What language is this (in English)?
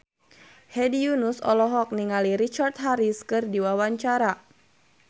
Sundanese